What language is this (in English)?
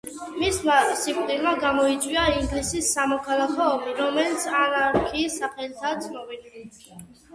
Georgian